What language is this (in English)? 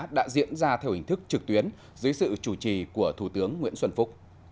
Vietnamese